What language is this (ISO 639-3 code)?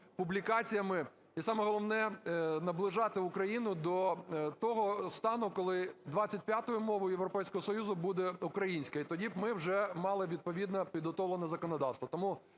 ukr